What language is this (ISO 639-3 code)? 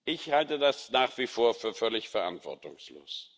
deu